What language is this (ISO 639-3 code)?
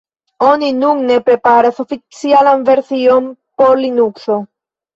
epo